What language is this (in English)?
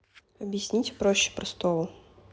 Russian